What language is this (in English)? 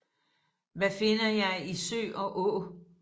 Danish